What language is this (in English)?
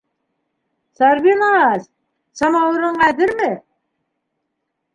Bashkir